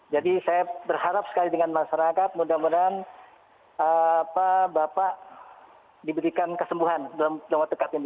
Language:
Indonesian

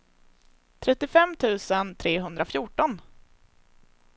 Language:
Swedish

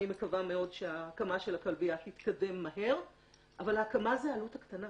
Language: Hebrew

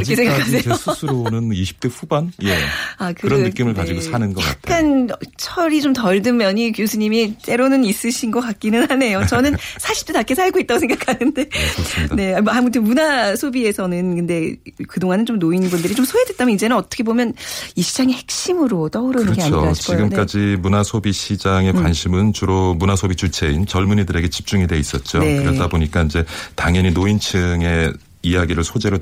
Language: Korean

